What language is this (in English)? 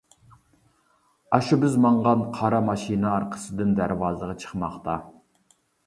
Uyghur